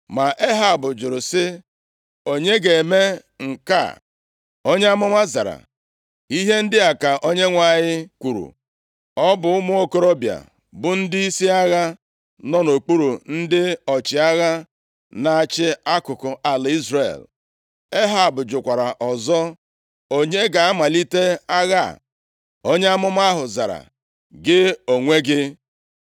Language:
Igbo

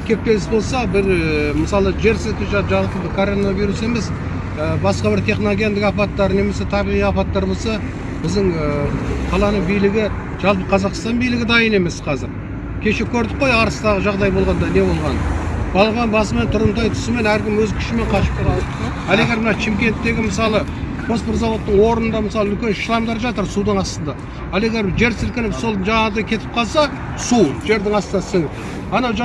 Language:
Kazakh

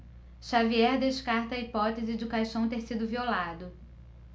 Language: Portuguese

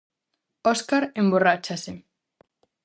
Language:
Galician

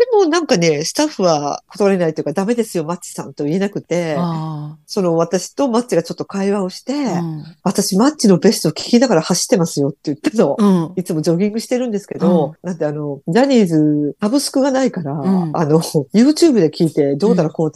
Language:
Japanese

